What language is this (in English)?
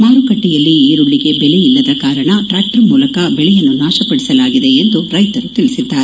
Kannada